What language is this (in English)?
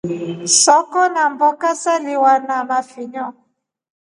Rombo